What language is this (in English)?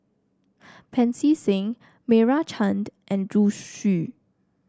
English